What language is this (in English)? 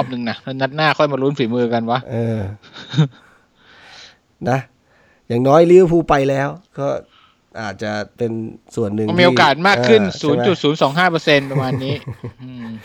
Thai